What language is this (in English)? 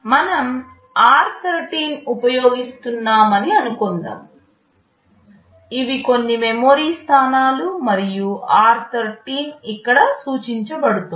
Telugu